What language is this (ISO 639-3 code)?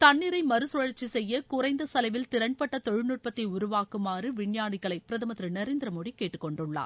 tam